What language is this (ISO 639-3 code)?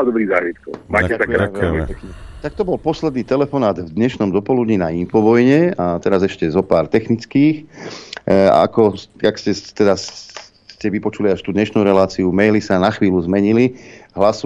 slk